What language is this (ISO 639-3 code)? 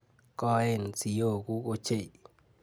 kln